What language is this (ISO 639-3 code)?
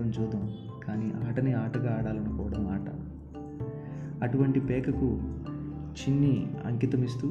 tel